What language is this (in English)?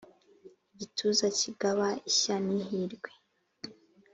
Kinyarwanda